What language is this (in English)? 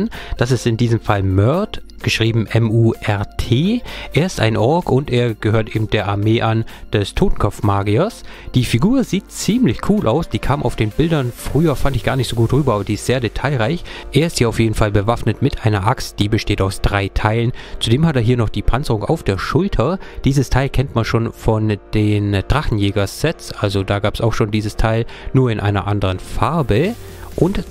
German